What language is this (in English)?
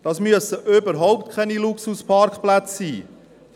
Swiss German